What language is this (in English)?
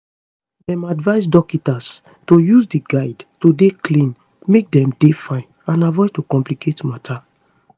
Nigerian Pidgin